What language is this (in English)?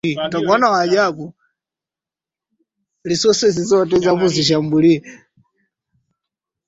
Swahili